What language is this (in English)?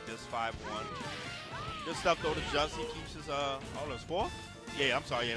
English